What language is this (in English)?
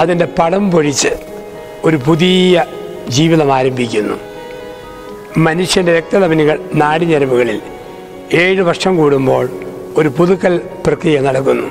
Turkish